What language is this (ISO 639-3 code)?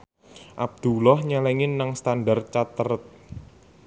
jav